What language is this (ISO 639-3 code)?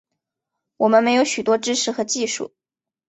zho